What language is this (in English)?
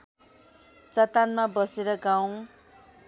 Nepali